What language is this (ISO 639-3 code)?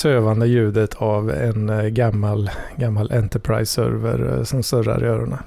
swe